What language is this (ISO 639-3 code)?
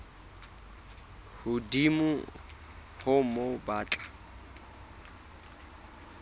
sot